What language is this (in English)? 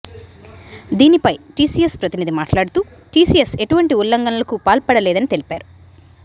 Telugu